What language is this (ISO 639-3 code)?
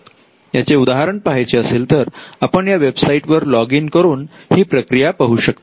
mar